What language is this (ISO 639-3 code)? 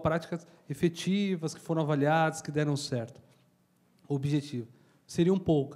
por